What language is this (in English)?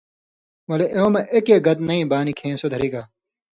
Indus Kohistani